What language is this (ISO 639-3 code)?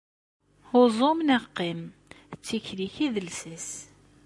kab